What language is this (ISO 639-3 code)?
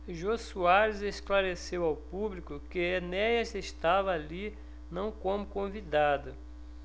por